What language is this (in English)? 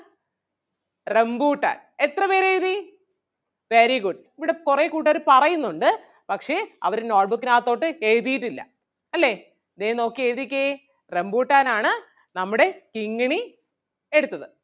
Malayalam